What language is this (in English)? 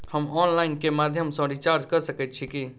Maithili